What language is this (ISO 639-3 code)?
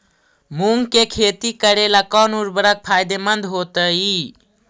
mag